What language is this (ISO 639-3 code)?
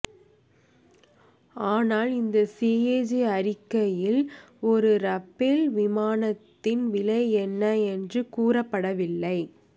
tam